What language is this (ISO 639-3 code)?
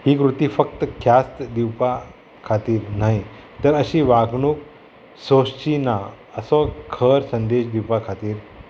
kok